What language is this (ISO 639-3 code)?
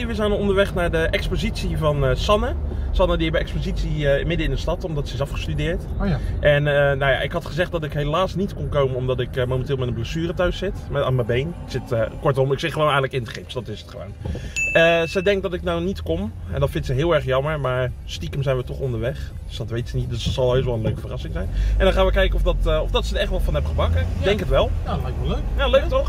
nld